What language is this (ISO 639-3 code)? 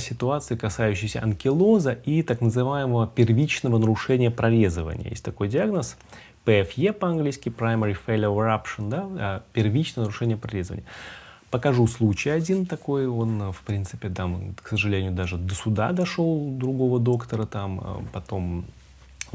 rus